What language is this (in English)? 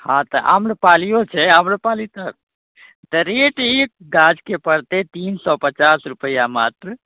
Maithili